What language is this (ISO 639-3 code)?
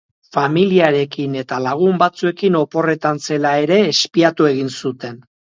eus